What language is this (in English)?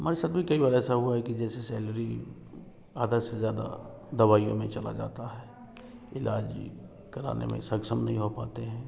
Hindi